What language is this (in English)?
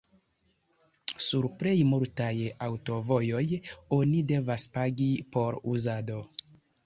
Esperanto